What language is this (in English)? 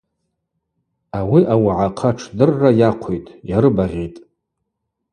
Abaza